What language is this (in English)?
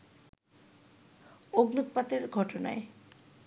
Bangla